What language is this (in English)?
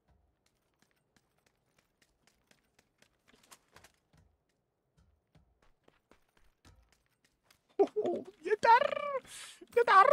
Turkish